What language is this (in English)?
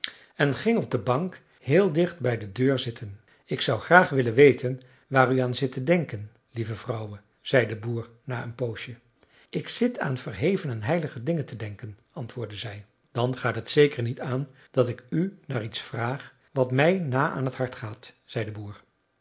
Dutch